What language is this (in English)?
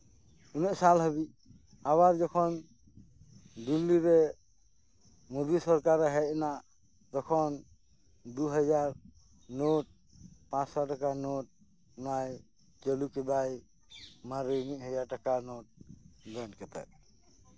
Santali